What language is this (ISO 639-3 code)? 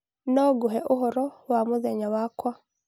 kik